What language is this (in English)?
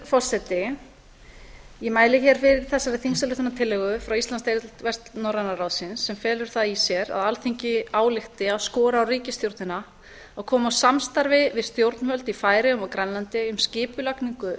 Icelandic